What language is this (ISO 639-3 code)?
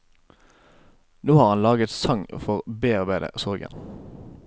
nor